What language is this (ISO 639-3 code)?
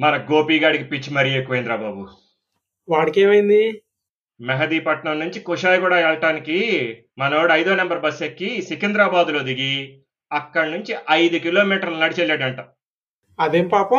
tel